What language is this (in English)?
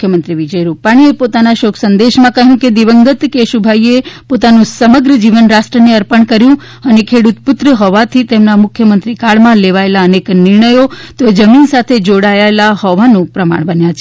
Gujarati